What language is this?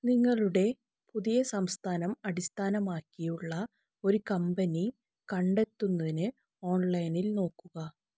Malayalam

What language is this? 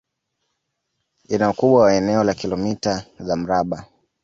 Swahili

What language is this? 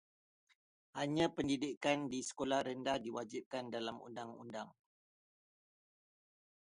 Malay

